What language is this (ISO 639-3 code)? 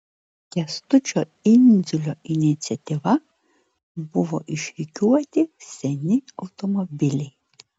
lit